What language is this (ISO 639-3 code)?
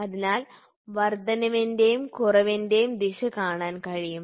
mal